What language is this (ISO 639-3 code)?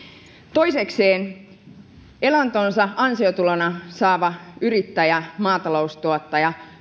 fin